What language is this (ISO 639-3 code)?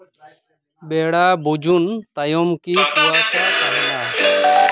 sat